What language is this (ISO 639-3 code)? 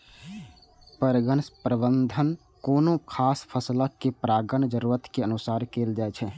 mai